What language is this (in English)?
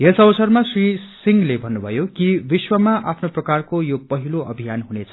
Nepali